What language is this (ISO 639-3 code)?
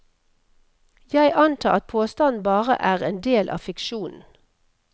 nor